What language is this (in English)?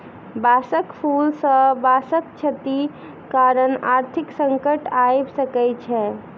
Maithili